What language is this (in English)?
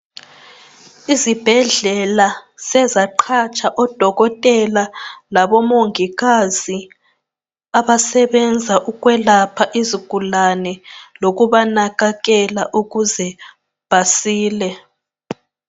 North Ndebele